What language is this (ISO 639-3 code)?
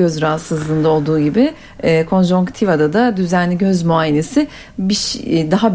tur